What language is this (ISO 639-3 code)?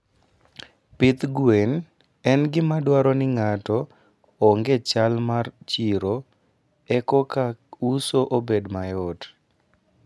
luo